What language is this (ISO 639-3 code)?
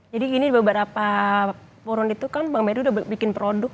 ind